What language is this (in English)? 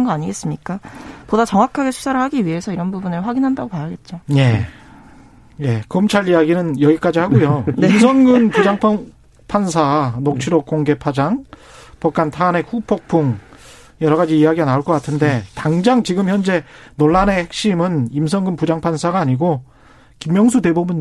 Korean